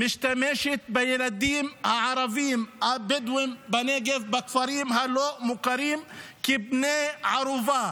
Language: Hebrew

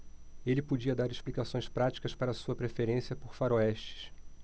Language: Portuguese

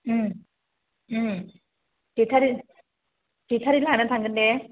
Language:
Bodo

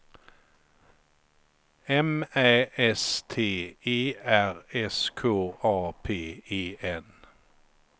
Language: Swedish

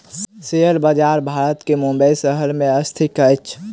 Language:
Maithili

